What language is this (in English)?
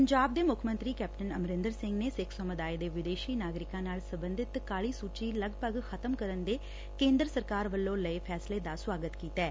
Punjabi